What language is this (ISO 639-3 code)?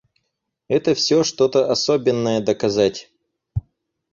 rus